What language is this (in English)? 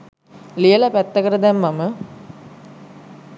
Sinhala